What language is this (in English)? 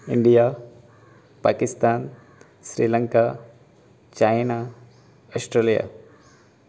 Konkani